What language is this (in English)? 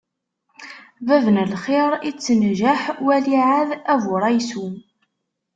Kabyle